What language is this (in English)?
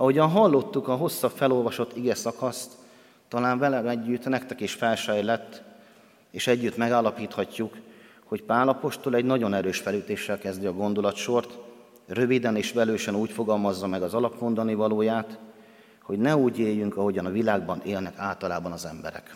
Hungarian